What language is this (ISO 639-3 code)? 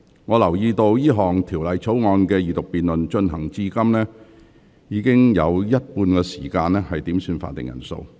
yue